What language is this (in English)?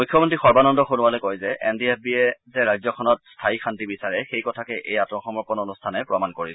Assamese